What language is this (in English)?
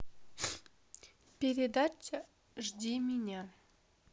Russian